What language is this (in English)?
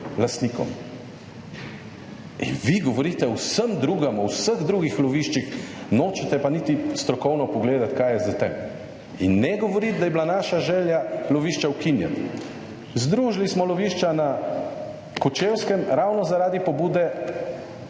Slovenian